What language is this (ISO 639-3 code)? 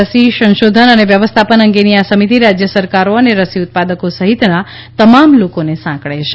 guj